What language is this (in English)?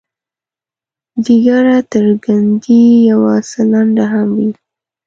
Pashto